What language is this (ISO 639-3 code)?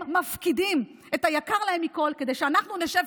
heb